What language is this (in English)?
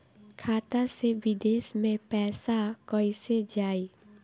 Bhojpuri